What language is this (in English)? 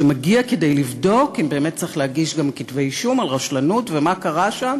Hebrew